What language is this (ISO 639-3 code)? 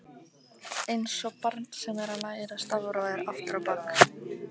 isl